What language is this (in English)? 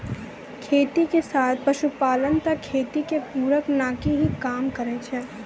Maithili